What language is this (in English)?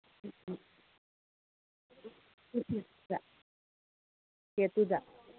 Manipuri